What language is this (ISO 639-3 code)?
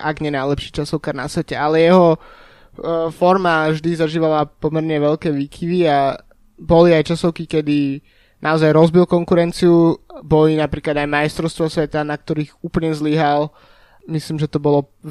slk